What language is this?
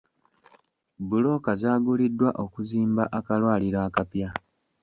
Ganda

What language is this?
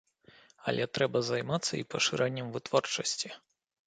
Belarusian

